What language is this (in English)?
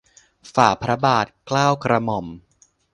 Thai